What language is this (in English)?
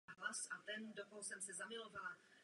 Czech